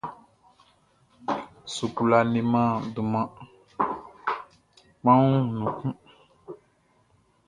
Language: Baoulé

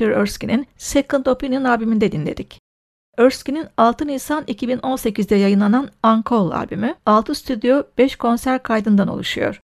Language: Turkish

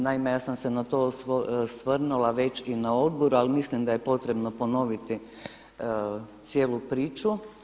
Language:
Croatian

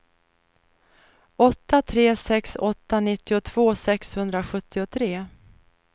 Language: Swedish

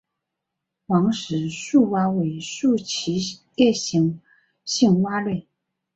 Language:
Chinese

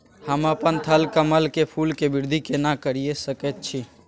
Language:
Maithili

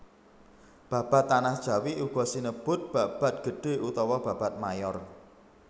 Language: Javanese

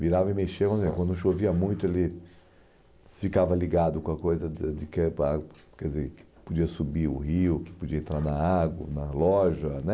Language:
Portuguese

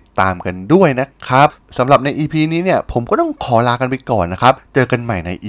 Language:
Thai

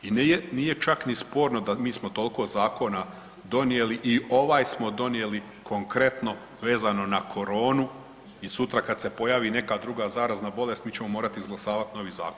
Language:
Croatian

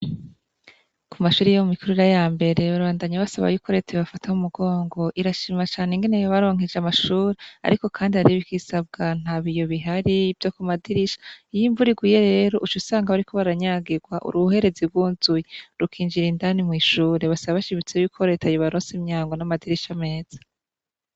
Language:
Rundi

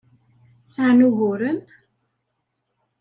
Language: Kabyle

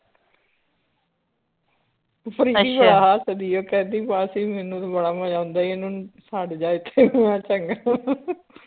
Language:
Punjabi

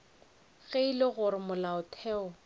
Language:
Northern Sotho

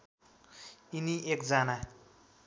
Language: Nepali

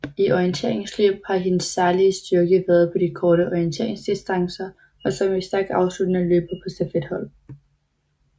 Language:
Danish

